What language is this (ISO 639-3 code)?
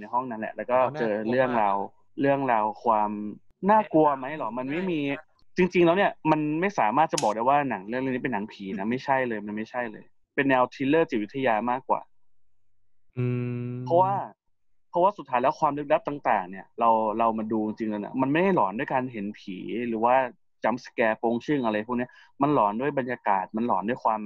tha